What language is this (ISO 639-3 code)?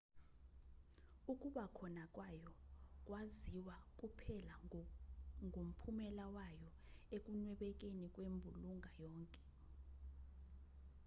zul